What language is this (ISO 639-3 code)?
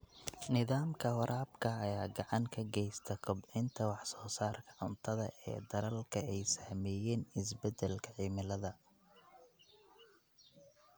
som